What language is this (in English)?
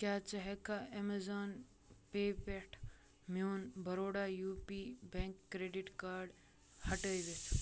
Kashmiri